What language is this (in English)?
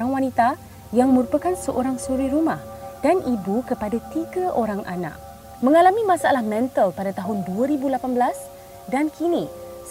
Malay